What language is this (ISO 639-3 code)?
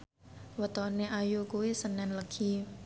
jav